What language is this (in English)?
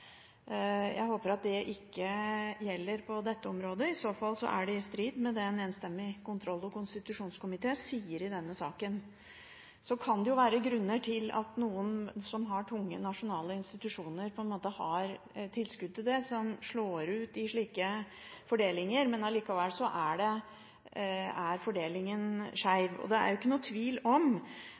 Norwegian Bokmål